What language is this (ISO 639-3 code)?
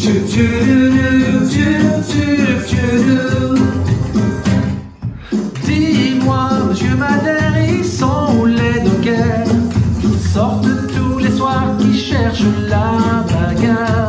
fra